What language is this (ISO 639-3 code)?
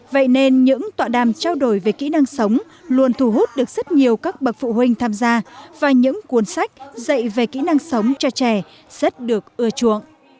vie